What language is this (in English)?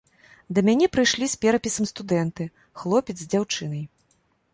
Belarusian